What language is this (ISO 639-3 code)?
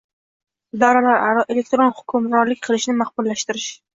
uzb